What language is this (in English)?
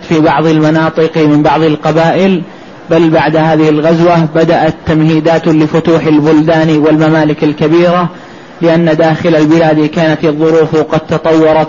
Arabic